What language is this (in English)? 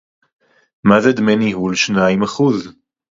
Hebrew